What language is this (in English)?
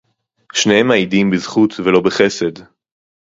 Hebrew